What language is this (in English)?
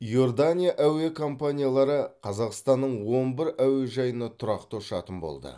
Kazakh